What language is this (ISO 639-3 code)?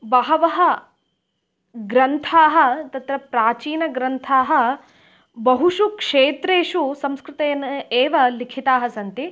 san